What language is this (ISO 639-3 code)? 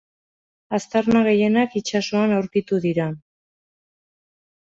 eus